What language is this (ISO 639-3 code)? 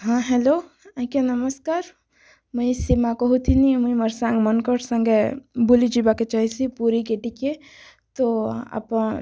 ori